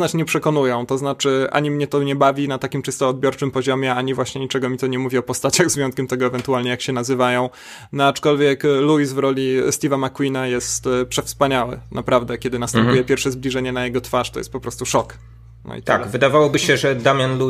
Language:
Polish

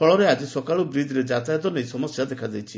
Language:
Odia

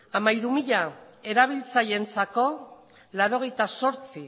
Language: Basque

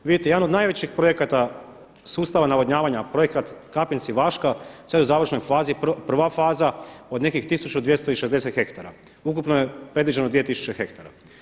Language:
Croatian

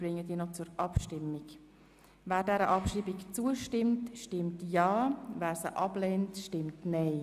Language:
Swiss German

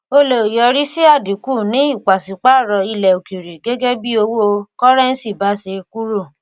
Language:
Yoruba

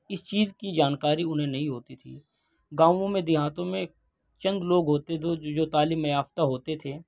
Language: Urdu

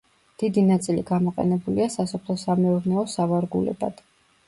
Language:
Georgian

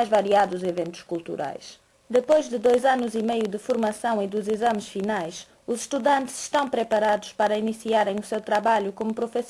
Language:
Portuguese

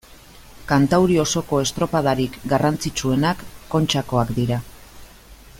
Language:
Basque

